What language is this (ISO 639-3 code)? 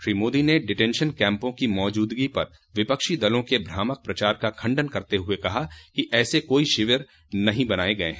hin